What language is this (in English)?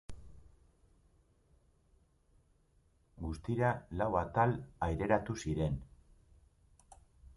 Basque